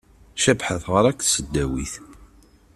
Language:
Kabyle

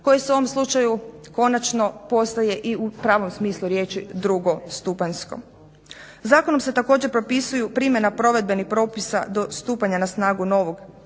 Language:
Croatian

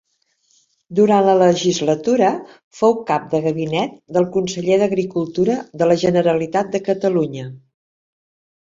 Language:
Catalan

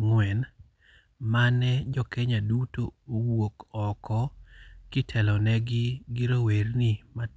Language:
Luo (Kenya and Tanzania)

